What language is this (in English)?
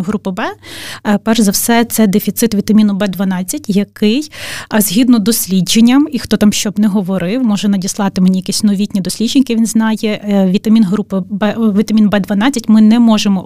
Ukrainian